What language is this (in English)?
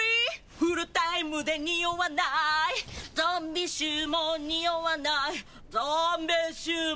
Japanese